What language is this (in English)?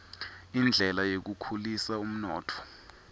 Swati